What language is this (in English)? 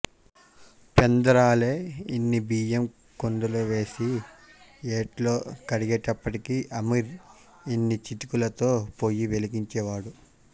Telugu